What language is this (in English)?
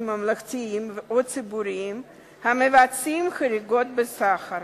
Hebrew